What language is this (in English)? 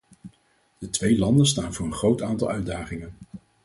Dutch